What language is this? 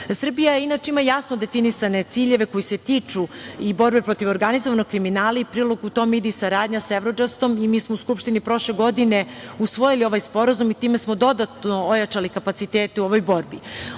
Serbian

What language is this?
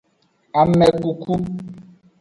Aja (Benin)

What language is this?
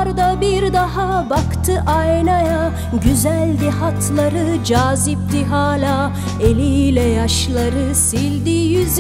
Turkish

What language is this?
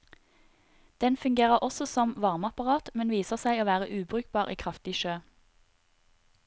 Norwegian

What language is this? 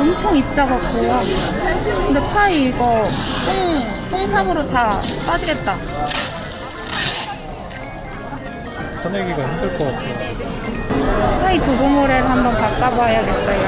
Korean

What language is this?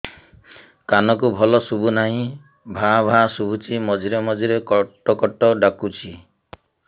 Odia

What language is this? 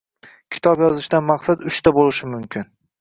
Uzbek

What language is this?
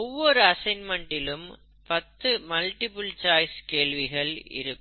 Tamil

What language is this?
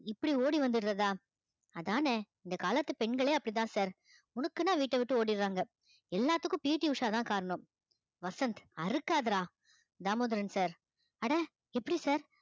Tamil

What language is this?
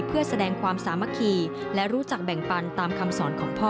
Thai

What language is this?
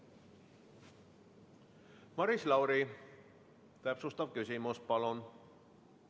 Estonian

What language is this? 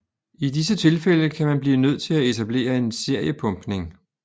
Danish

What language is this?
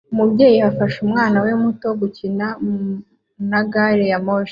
Kinyarwanda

